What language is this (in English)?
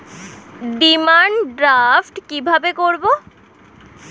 Bangla